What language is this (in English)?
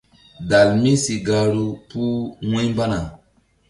Mbum